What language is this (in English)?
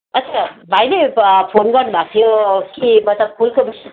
Nepali